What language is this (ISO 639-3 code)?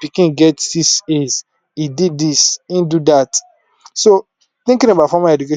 pcm